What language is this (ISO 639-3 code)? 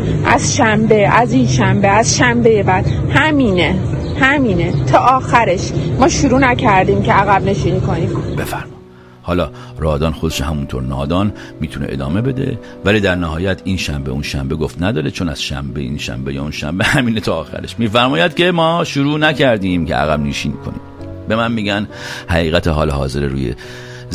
fas